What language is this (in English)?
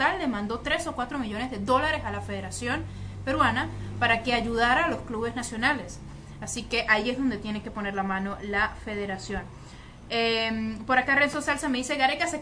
Spanish